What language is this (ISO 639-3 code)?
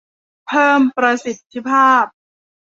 tha